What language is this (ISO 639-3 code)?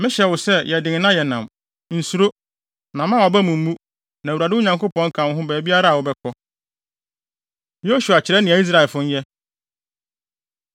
aka